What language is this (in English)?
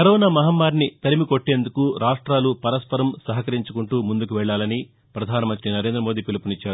Telugu